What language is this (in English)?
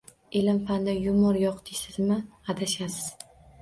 Uzbek